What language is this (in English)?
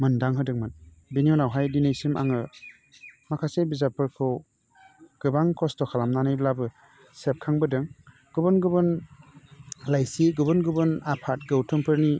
Bodo